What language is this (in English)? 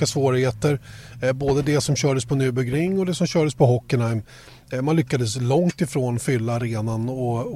Swedish